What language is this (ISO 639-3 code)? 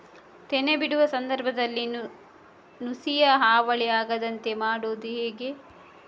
kan